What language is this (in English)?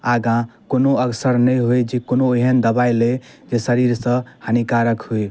Maithili